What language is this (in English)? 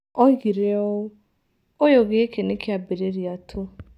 Kikuyu